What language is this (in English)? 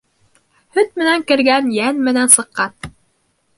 Bashkir